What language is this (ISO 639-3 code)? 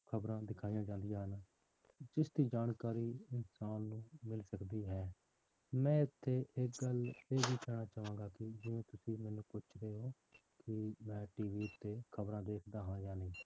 pan